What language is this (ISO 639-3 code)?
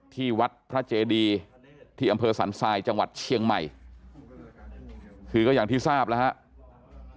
tha